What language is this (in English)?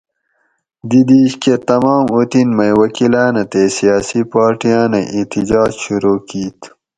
Gawri